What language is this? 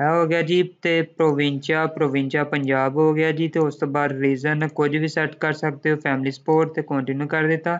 Hindi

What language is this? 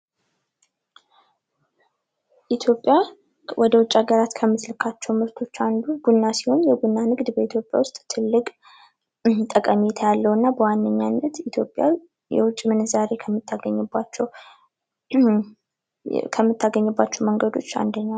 Amharic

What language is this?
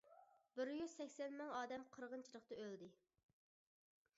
Uyghur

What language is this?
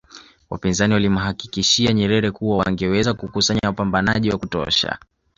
Swahili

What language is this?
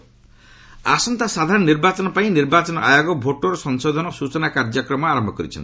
Odia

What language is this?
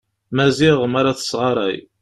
Kabyle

